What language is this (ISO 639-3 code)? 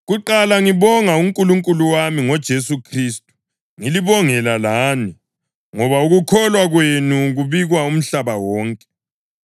nde